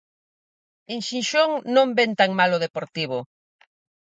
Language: Galician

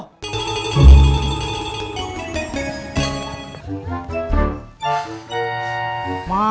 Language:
Indonesian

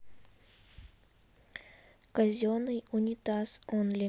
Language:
Russian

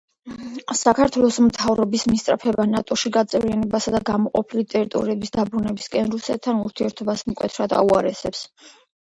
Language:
Georgian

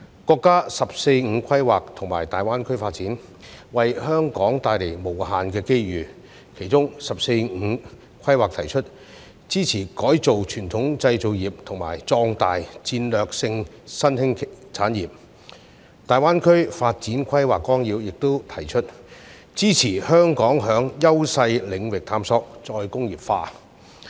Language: Cantonese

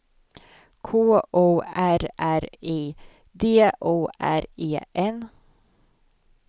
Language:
Swedish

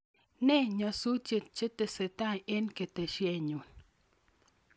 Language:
Kalenjin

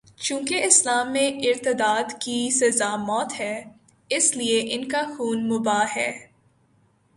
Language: Urdu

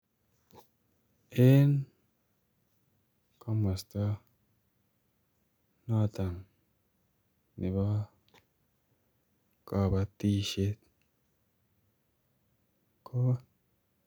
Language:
Kalenjin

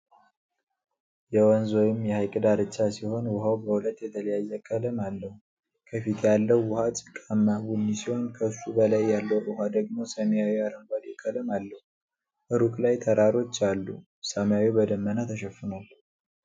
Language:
Amharic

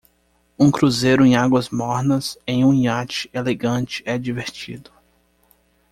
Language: Portuguese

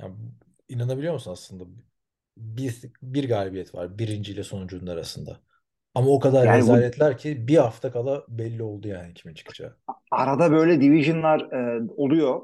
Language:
Turkish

